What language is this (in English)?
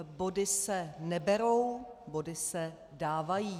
Czech